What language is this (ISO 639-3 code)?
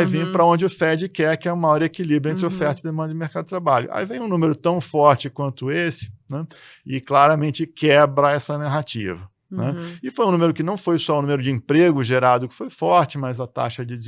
por